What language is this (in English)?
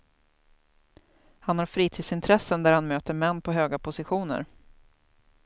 Swedish